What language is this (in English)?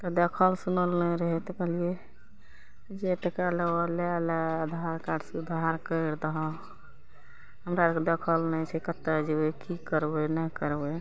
Maithili